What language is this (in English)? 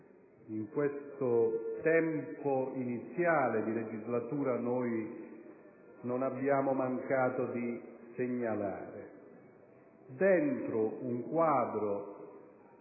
Italian